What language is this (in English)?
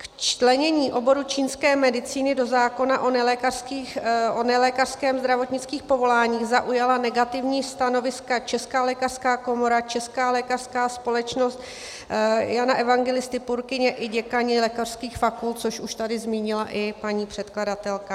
Czech